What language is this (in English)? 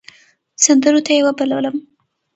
Pashto